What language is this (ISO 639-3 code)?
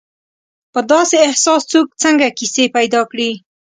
pus